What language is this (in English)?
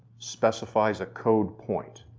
English